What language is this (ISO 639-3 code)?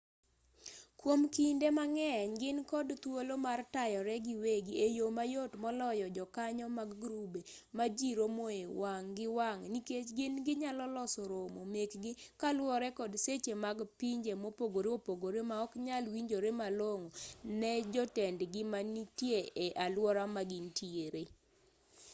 luo